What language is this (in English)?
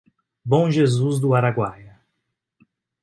Portuguese